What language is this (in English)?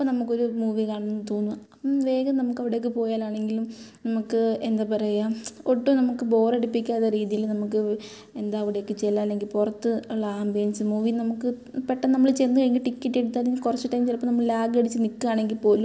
Malayalam